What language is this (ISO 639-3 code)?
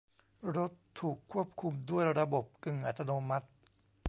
tha